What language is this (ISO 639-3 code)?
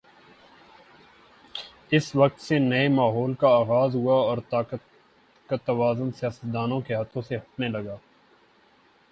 urd